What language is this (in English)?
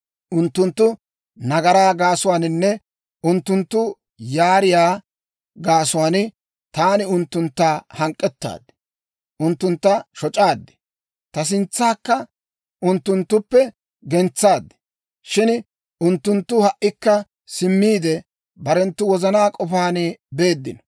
Dawro